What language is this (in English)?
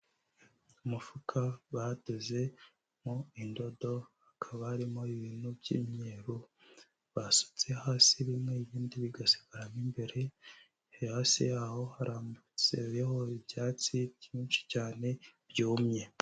Kinyarwanda